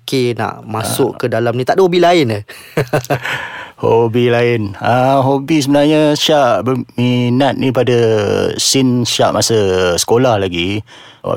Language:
Malay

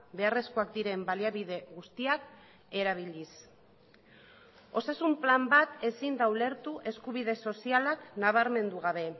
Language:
Basque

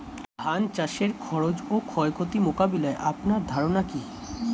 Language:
Bangla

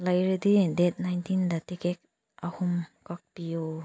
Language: Manipuri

